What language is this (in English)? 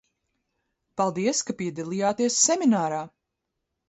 Latvian